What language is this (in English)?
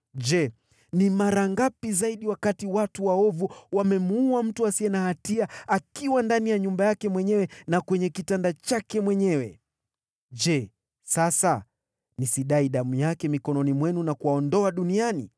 Swahili